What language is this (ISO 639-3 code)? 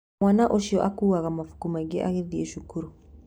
kik